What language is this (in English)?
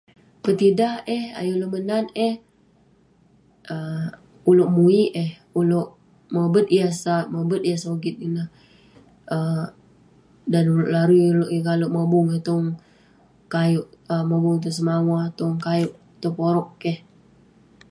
Western Penan